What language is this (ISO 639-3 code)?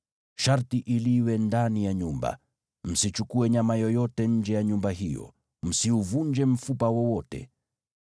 swa